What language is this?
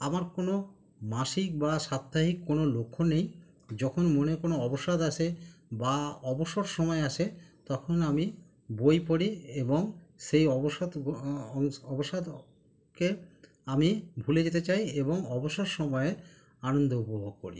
Bangla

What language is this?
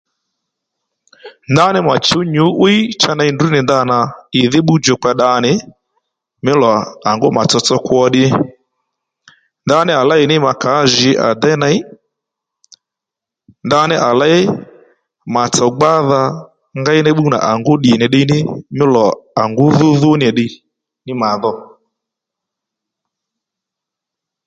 Lendu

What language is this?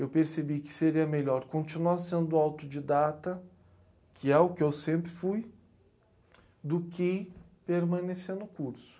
Portuguese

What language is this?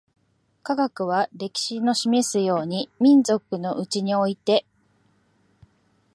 Japanese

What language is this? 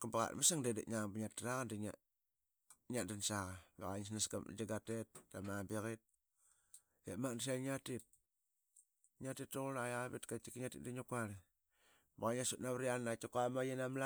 Qaqet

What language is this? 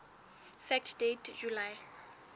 Southern Sotho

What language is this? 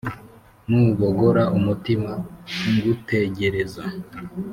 Kinyarwanda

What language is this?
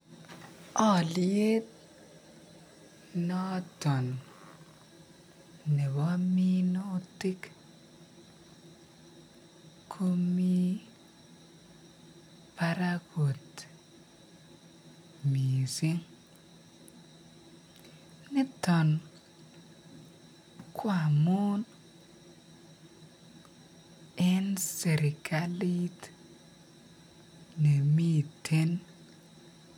Kalenjin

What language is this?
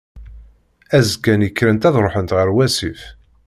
Kabyle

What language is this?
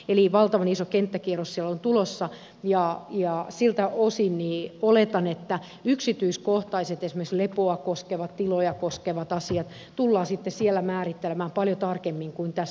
Finnish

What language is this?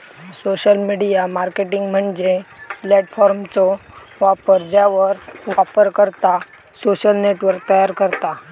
Marathi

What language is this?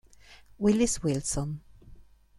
Italian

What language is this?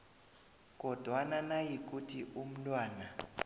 South Ndebele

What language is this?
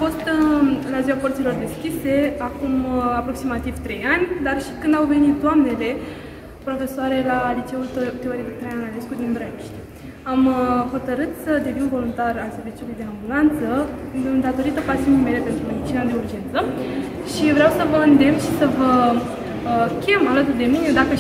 Romanian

